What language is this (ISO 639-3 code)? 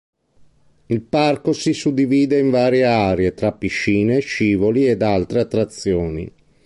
ita